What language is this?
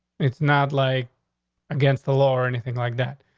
English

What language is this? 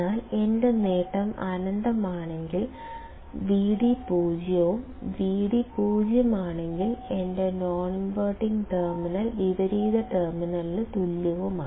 Malayalam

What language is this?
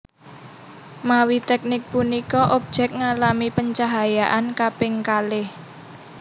Javanese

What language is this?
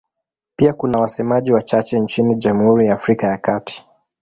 Swahili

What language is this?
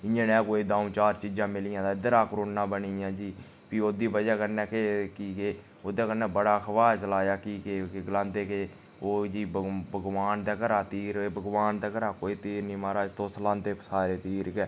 Dogri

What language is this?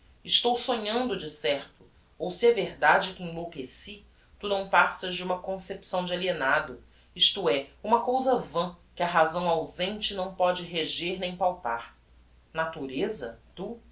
Portuguese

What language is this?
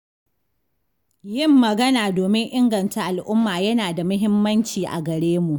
Hausa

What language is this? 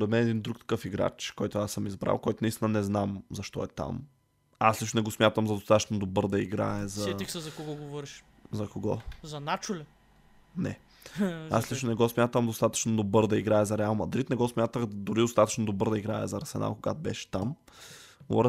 Bulgarian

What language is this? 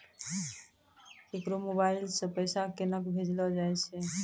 Maithili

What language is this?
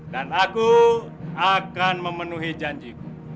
Indonesian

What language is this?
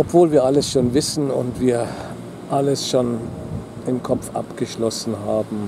German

